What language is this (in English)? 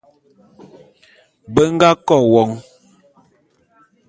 Bulu